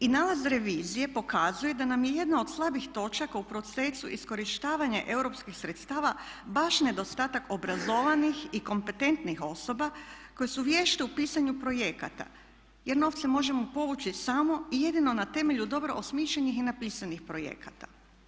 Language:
Croatian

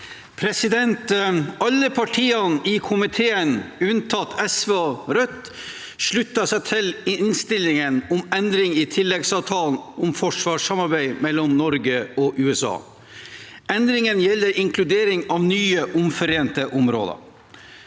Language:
Norwegian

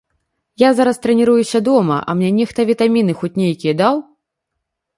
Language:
Belarusian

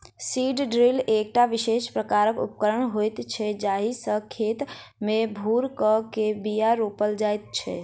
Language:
Maithili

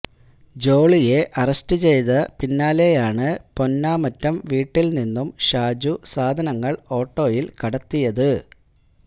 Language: Malayalam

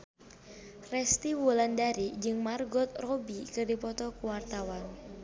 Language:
Sundanese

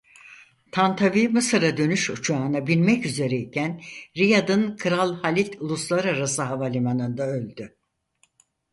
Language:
Turkish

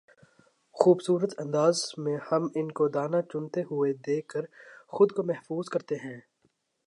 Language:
Urdu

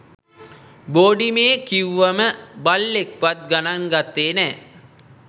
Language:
Sinhala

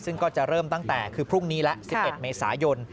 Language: Thai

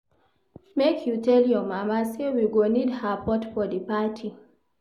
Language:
Nigerian Pidgin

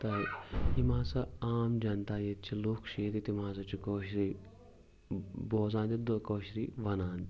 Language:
Kashmiri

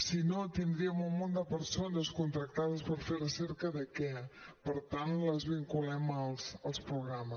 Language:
Catalan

